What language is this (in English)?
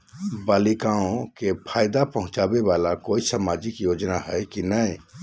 Magahi